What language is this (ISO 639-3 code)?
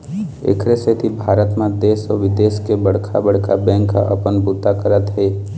hne